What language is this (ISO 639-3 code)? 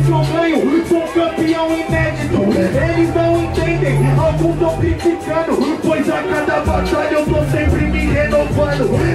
por